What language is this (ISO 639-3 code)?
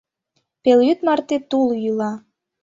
chm